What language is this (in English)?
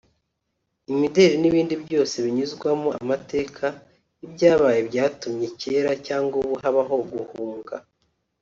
Kinyarwanda